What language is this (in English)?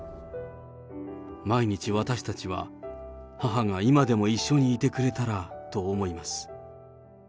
Japanese